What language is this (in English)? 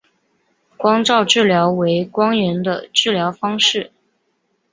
Chinese